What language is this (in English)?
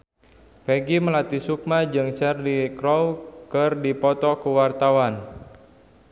Sundanese